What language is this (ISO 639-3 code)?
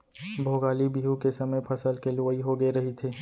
hne